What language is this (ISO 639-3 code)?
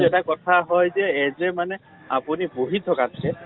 asm